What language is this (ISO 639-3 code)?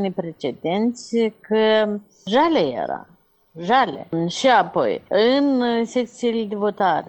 ron